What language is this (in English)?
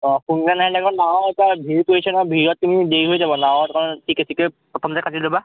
Assamese